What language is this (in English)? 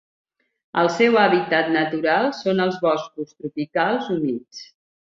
Catalan